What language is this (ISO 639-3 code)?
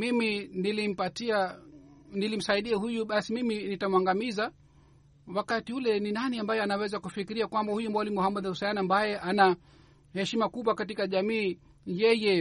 swa